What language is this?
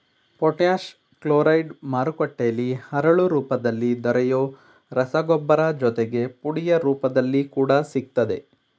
Kannada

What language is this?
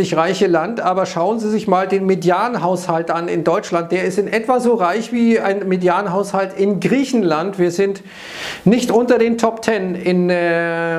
German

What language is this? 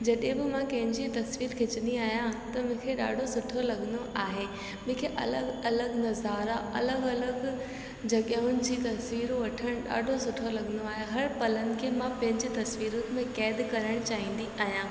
Sindhi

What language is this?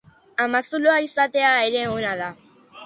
Basque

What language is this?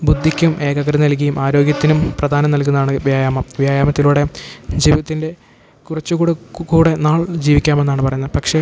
Malayalam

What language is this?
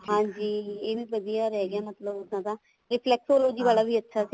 Punjabi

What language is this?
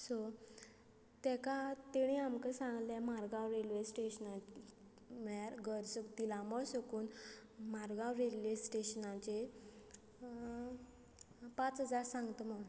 Konkani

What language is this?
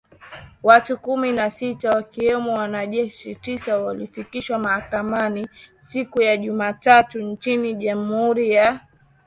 Swahili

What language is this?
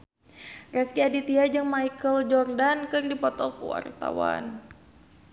Sundanese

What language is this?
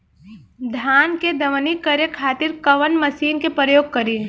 Bhojpuri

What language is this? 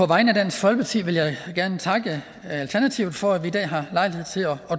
Danish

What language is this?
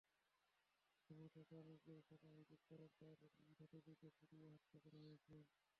Bangla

